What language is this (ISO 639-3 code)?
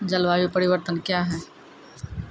mai